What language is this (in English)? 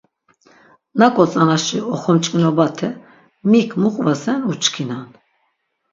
Laz